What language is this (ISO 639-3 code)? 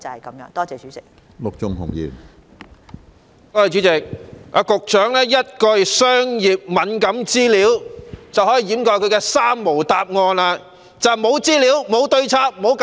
yue